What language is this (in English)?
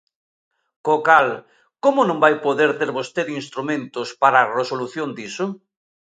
Galician